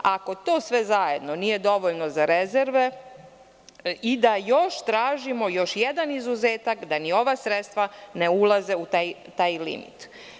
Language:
Serbian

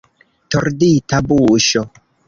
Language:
Esperanto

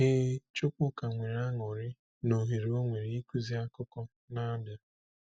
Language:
Igbo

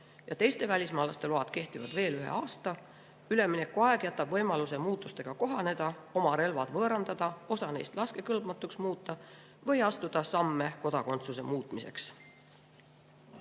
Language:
Estonian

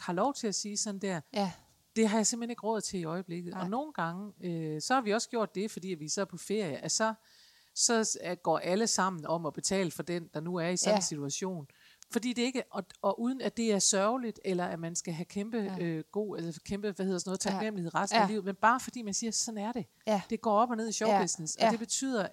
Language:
Danish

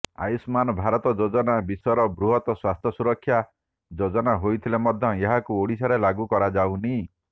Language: Odia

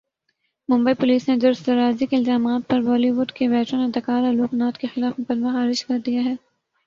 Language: Urdu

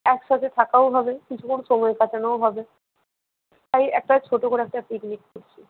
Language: Bangla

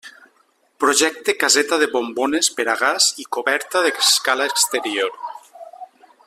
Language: Catalan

